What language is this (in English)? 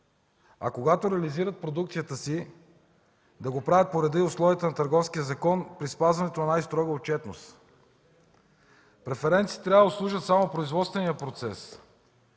Bulgarian